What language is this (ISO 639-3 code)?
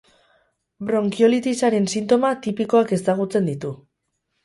eus